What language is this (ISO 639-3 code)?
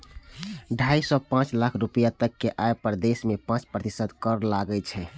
mai